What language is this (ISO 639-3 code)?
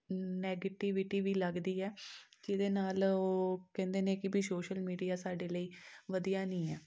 pan